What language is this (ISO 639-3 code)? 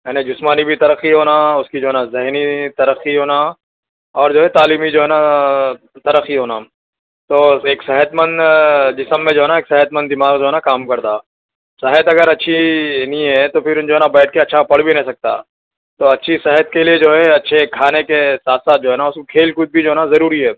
urd